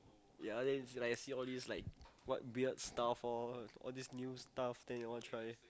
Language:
English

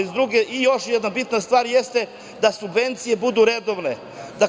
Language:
Serbian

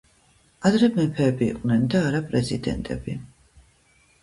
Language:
Georgian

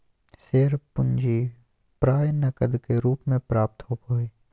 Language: Magahi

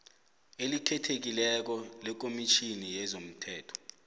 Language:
South Ndebele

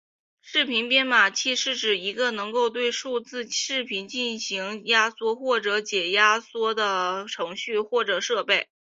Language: Chinese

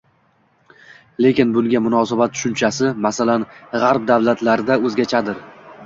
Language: Uzbek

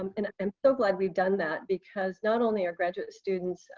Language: English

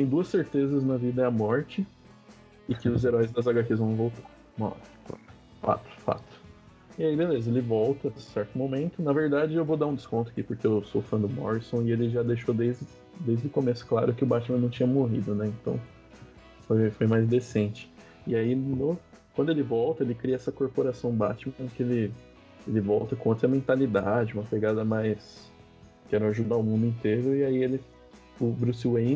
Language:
Portuguese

